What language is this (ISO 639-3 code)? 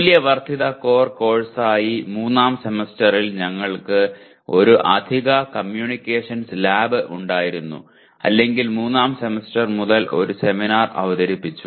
mal